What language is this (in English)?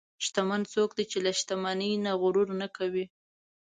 Pashto